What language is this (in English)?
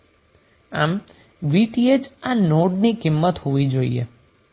Gujarati